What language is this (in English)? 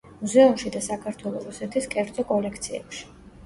Georgian